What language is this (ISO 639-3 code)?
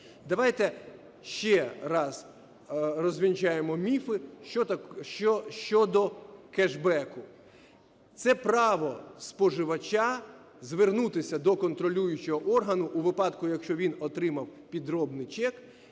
ukr